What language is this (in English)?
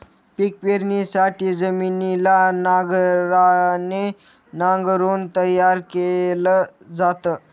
Marathi